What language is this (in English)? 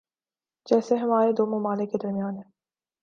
Urdu